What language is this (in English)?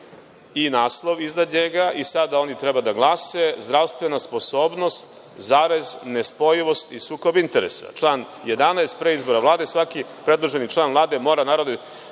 Serbian